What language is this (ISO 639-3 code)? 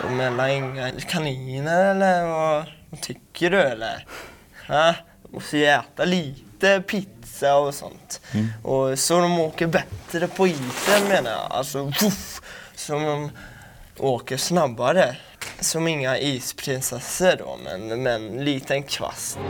swe